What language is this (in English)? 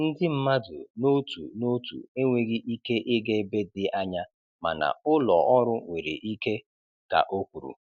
Igbo